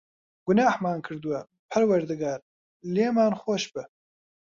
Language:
Central Kurdish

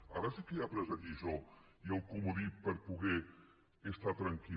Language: Catalan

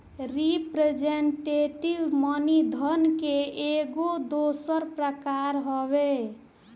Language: Bhojpuri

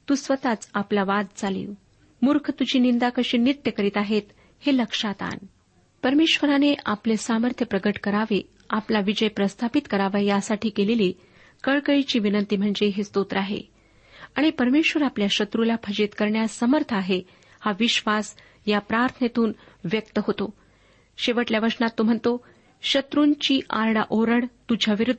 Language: Marathi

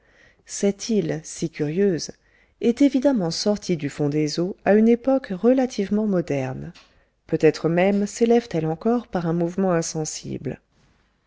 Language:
French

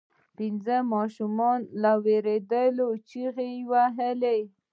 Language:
Pashto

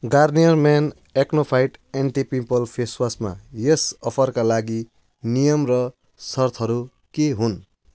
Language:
Nepali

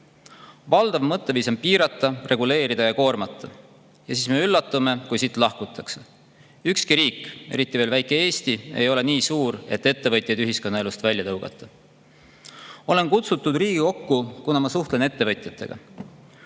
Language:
Estonian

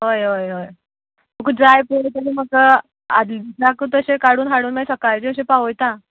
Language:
Konkani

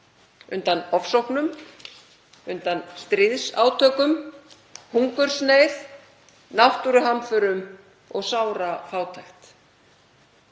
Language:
Icelandic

